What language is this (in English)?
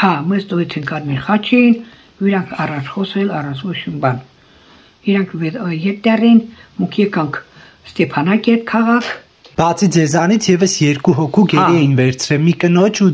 Romanian